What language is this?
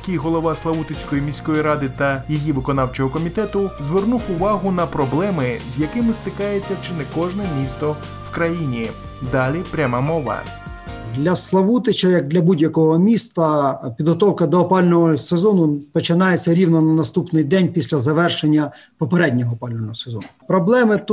Ukrainian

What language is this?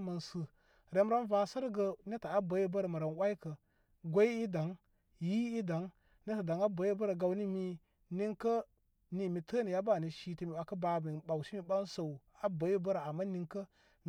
Koma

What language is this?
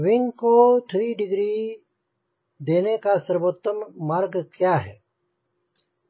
Hindi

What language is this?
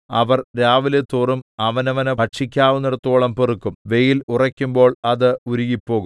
Malayalam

